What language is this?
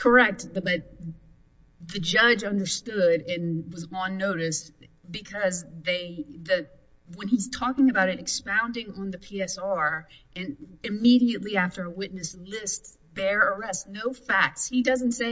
English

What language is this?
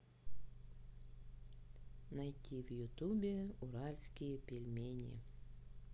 Russian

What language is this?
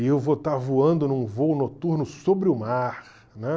Portuguese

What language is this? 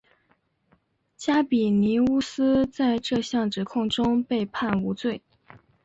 Chinese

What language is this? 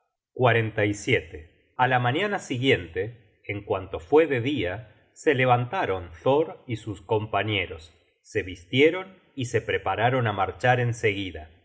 Spanish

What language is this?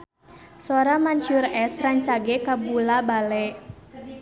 Sundanese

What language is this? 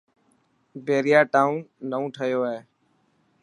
Dhatki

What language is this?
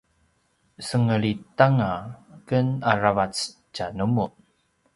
Paiwan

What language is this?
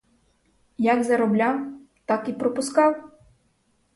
Ukrainian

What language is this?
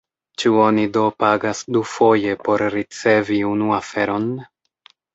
Esperanto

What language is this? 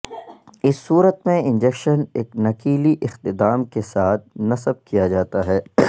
Urdu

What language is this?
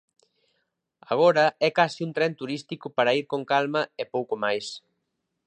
Galician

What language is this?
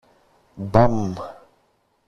Greek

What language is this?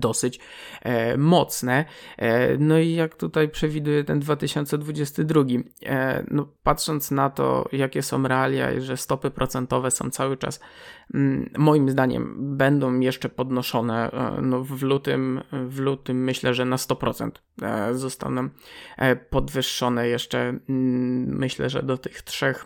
Polish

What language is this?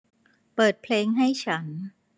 Thai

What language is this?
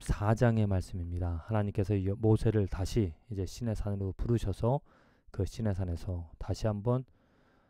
Korean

